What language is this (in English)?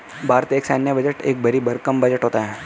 Hindi